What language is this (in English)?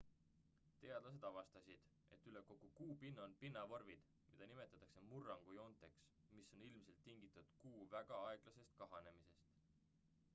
Estonian